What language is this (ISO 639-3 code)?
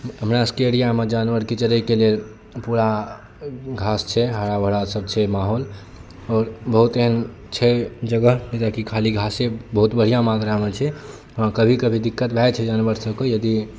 mai